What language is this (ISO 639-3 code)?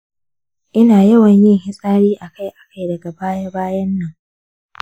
hau